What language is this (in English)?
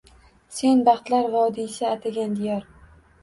Uzbek